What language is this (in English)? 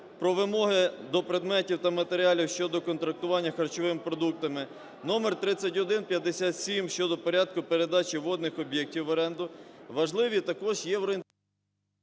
Ukrainian